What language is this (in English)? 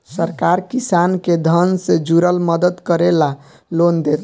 Bhojpuri